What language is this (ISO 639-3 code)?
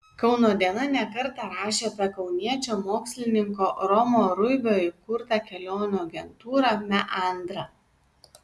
lit